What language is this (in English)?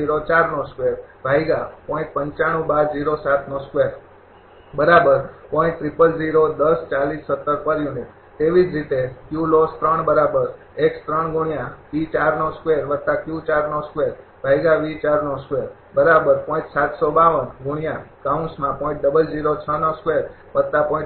Gujarati